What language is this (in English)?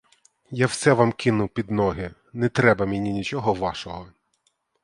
Ukrainian